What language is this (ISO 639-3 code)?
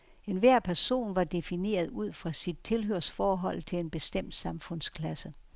dan